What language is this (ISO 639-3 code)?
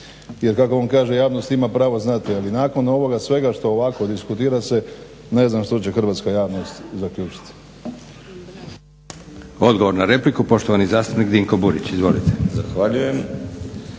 hrv